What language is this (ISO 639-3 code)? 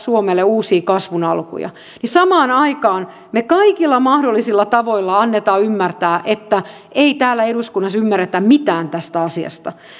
fin